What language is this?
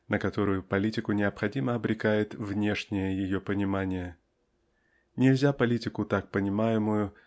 Russian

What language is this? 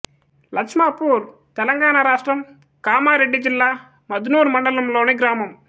Telugu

